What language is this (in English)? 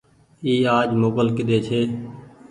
Goaria